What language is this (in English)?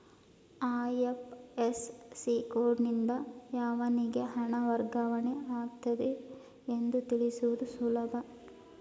Kannada